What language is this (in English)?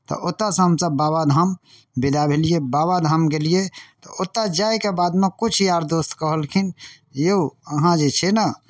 Maithili